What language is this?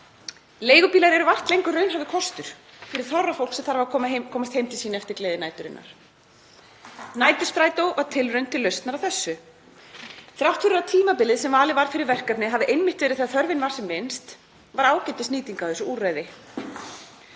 Icelandic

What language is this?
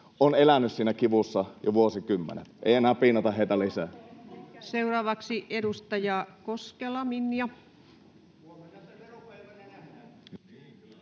Finnish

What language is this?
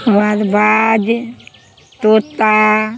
Maithili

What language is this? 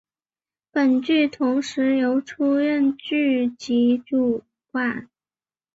Chinese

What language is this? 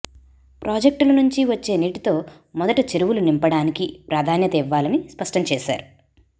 Telugu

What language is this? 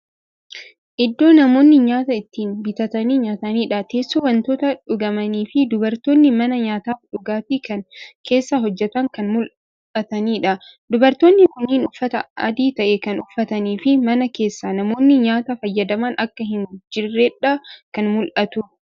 Oromo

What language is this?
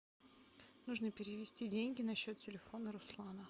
Russian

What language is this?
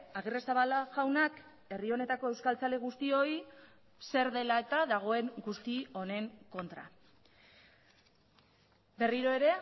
Basque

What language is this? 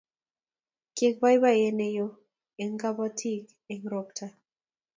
Kalenjin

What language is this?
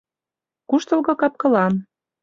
Mari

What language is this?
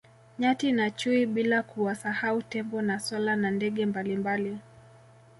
Swahili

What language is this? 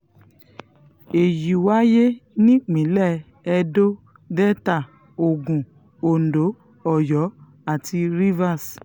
Yoruba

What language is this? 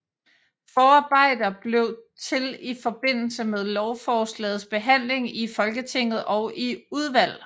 Danish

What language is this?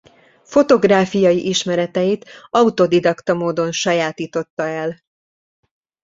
Hungarian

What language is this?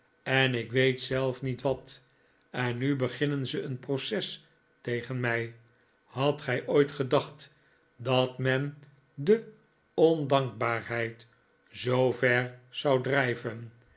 Dutch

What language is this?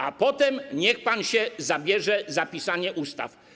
Polish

